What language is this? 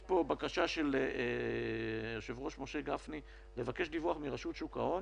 Hebrew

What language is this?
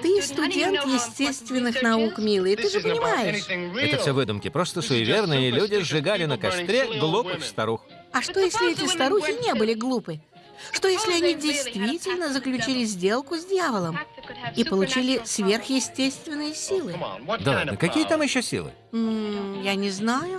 Russian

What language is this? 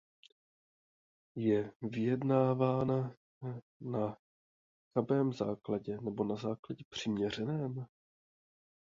Czech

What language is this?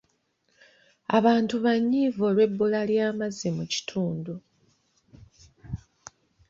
Ganda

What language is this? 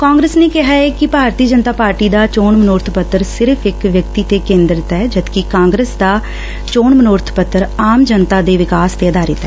Punjabi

